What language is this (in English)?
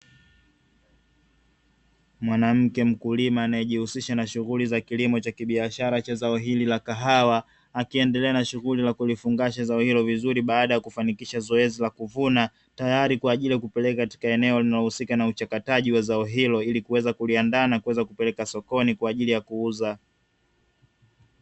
Swahili